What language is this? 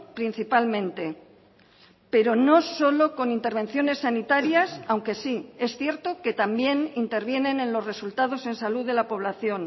Spanish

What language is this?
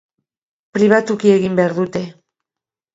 Basque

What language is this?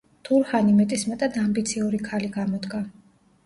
Georgian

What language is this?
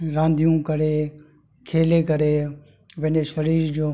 Sindhi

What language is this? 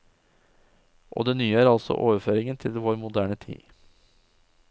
Norwegian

